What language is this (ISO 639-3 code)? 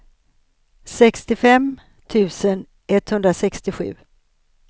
swe